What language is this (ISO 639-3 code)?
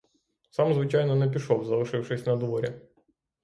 ukr